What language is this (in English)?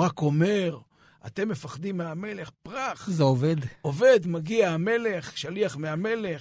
Hebrew